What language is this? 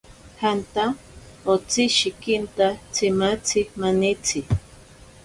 Ashéninka Perené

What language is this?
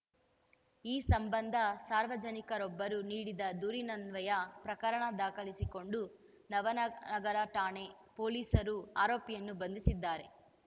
Kannada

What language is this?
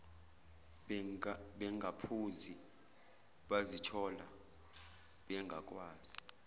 Zulu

